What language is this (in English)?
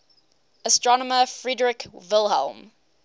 English